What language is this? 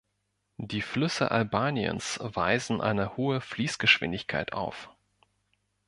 German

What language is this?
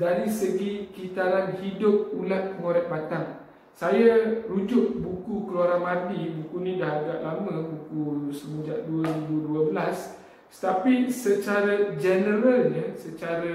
Malay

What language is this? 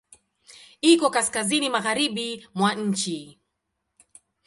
Swahili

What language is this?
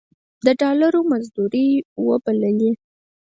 Pashto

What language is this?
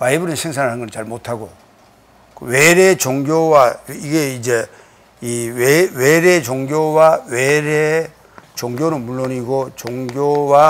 Korean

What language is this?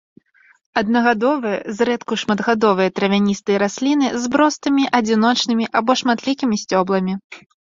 Belarusian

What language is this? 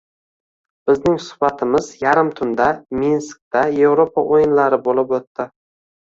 Uzbek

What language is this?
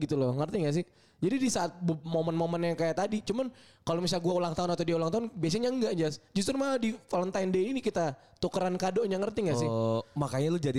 Indonesian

